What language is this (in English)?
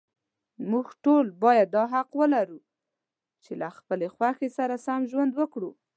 Pashto